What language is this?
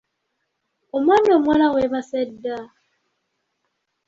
Ganda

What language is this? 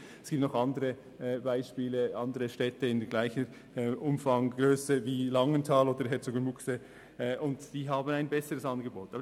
Swiss German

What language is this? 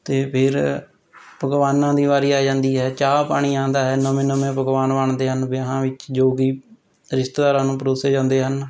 Punjabi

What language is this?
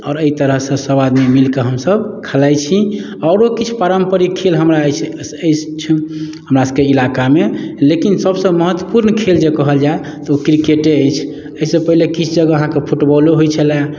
Maithili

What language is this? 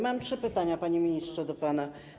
Polish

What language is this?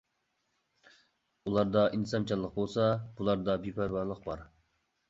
Uyghur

